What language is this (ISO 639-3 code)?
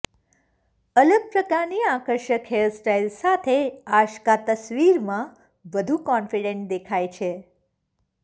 guj